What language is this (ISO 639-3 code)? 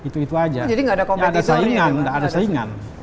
ind